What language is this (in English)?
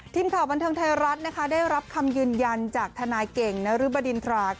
Thai